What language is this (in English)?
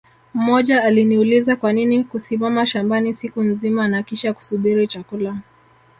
Swahili